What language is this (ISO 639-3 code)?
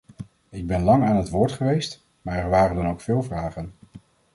nld